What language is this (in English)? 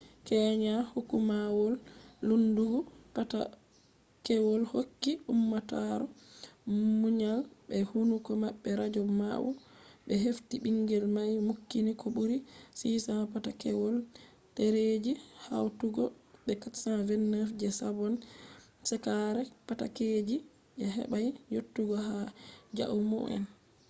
Fula